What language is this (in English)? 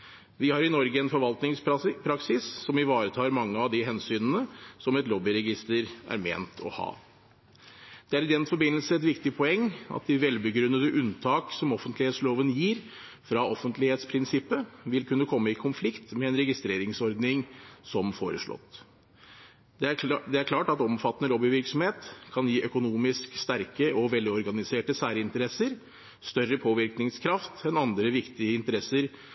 Norwegian Bokmål